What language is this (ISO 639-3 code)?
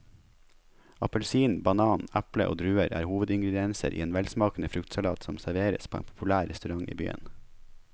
nor